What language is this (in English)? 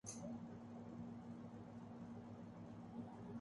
Urdu